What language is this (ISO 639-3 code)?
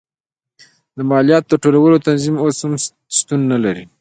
pus